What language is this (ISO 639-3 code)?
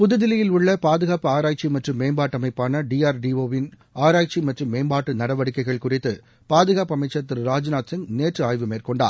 tam